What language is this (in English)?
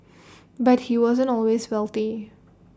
English